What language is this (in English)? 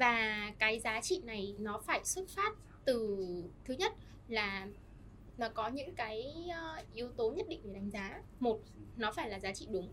Vietnamese